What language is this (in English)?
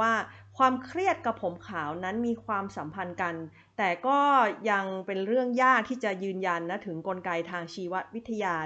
Thai